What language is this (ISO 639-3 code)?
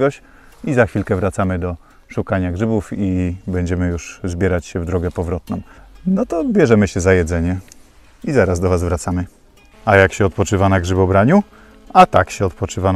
pol